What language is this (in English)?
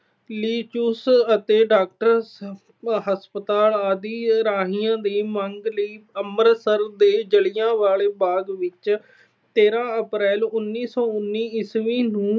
Punjabi